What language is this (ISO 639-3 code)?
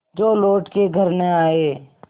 hin